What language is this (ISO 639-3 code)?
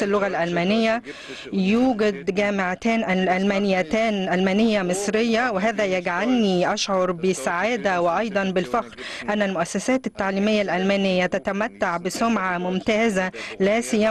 ara